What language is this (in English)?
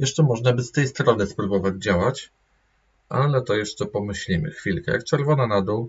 Polish